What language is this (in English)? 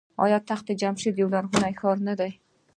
Pashto